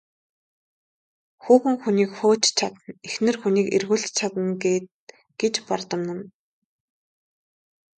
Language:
Mongolian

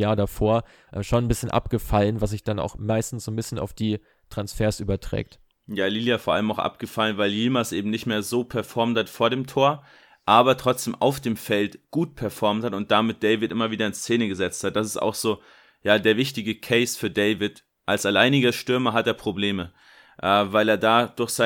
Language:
German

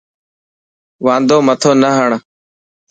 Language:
Dhatki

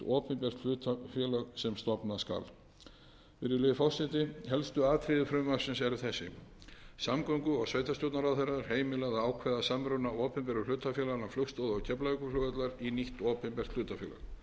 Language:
Icelandic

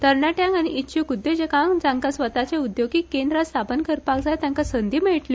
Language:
Konkani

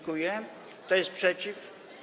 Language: Polish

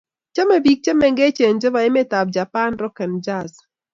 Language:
Kalenjin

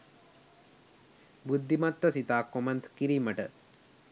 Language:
Sinhala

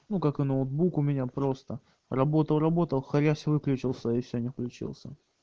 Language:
Russian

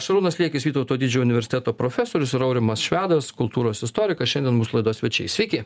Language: Lithuanian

